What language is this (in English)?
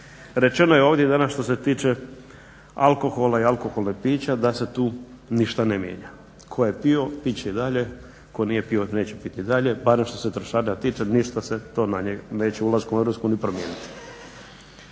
Croatian